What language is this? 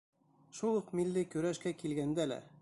Bashkir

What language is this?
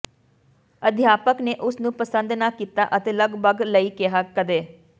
Punjabi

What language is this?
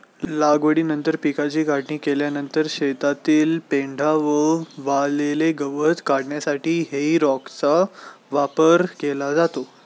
Marathi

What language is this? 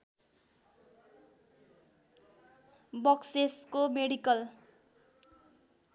Nepali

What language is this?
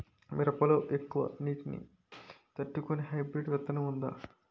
Telugu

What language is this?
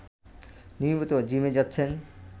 Bangla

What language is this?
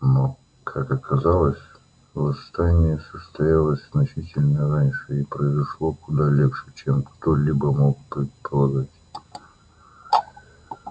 Russian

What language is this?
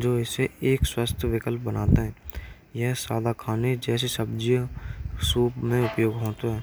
Braj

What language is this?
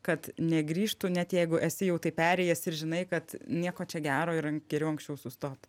Lithuanian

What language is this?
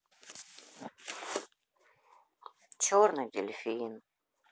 Russian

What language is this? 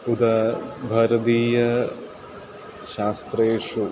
Sanskrit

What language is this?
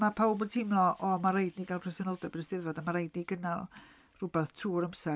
Welsh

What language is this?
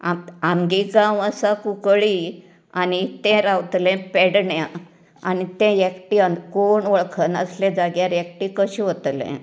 Konkani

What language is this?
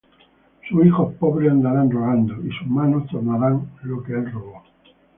Spanish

